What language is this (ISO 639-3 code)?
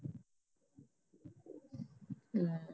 pan